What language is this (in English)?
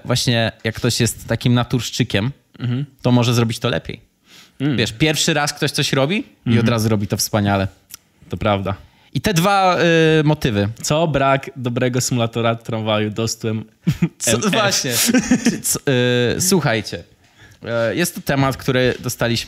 Polish